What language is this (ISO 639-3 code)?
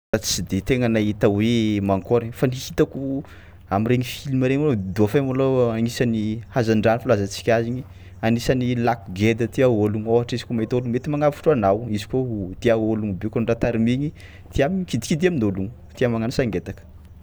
xmw